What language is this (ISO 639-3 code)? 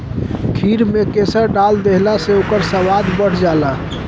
bho